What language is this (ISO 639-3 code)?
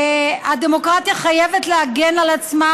heb